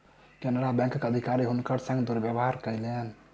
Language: Maithili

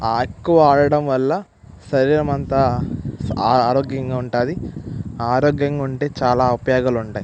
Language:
Telugu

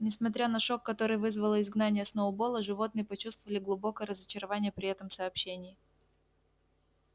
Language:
Russian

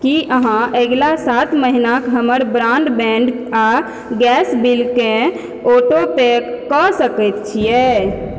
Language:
Maithili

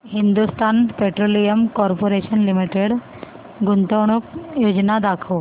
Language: Marathi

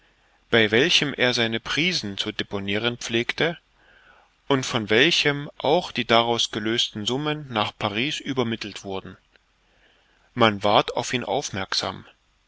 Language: German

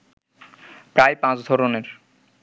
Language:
Bangla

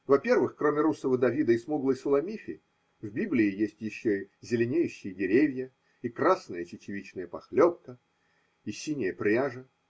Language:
Russian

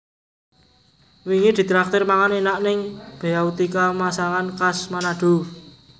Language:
Javanese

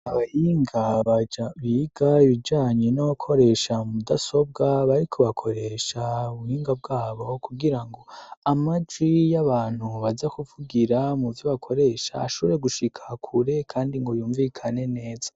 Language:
Rundi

